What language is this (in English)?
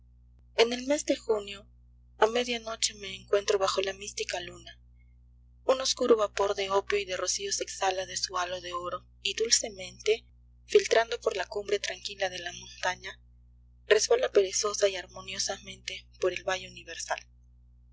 Spanish